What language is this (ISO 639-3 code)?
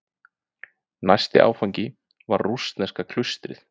isl